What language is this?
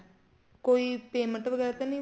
Punjabi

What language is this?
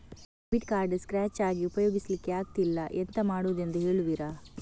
Kannada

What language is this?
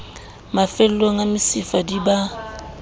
Southern Sotho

